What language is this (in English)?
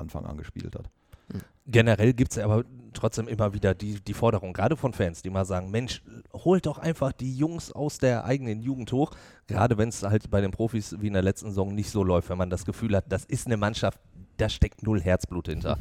German